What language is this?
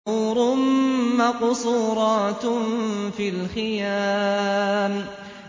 Arabic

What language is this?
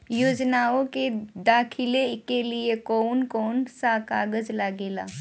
Bhojpuri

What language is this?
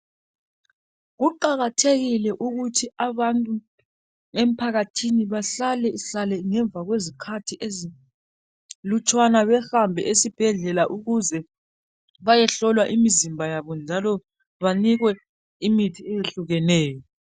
North Ndebele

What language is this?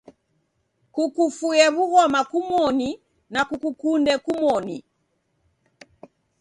Taita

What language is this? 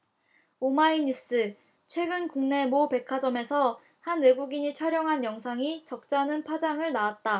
Korean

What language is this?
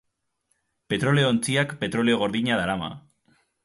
Basque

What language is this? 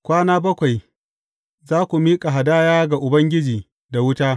Hausa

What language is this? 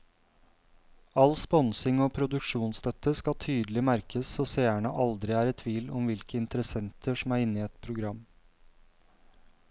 Norwegian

